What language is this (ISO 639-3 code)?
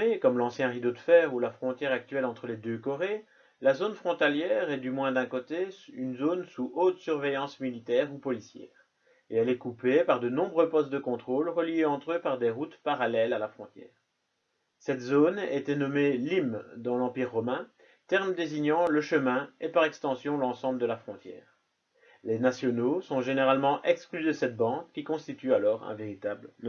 fra